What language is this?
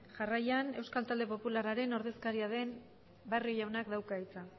Basque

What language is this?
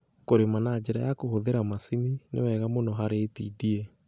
Kikuyu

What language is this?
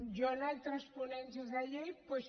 Catalan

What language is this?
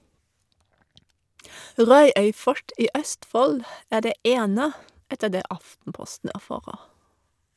Norwegian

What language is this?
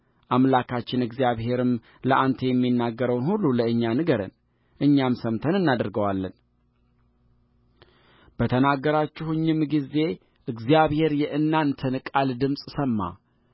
Amharic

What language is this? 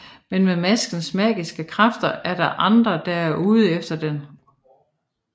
Danish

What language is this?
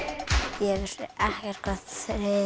Icelandic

